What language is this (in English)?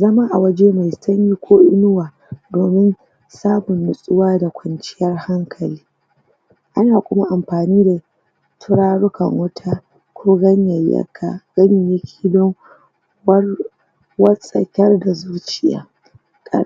Hausa